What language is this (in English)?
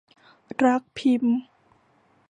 Thai